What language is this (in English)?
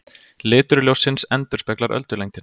Icelandic